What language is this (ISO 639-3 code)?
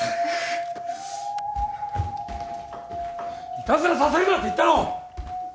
jpn